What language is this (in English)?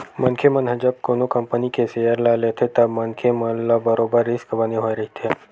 Chhattisgarhi